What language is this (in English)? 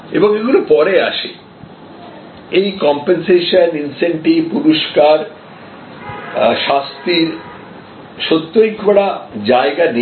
Bangla